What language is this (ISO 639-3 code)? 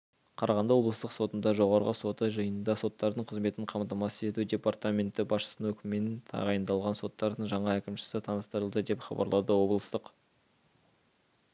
kaz